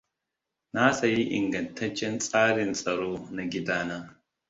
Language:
Hausa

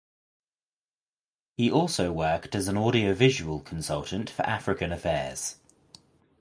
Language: English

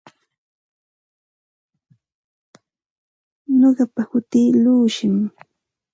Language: Santa Ana de Tusi Pasco Quechua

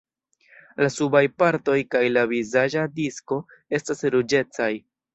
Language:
Esperanto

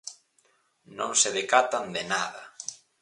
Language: Galician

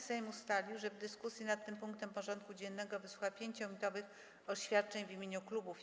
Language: Polish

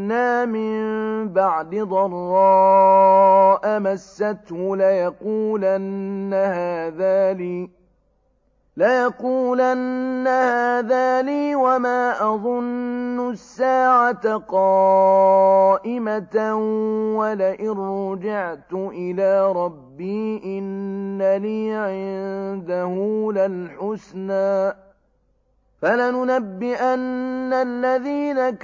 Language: Arabic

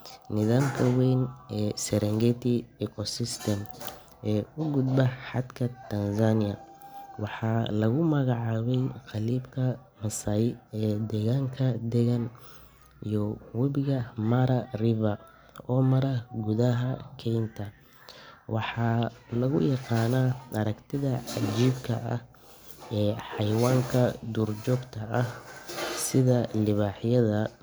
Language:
Somali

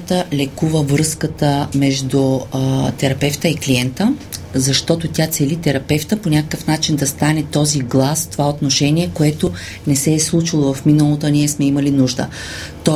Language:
Bulgarian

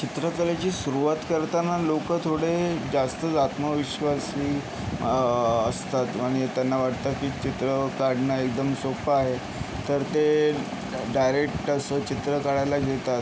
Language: Marathi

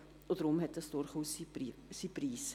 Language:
Swiss German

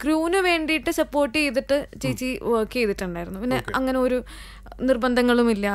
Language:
Malayalam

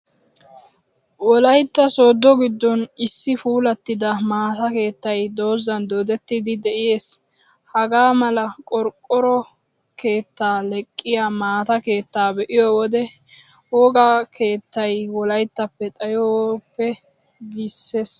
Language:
Wolaytta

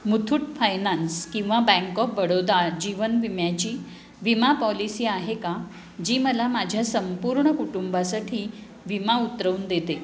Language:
Marathi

